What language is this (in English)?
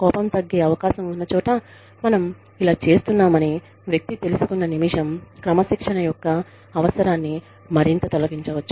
Telugu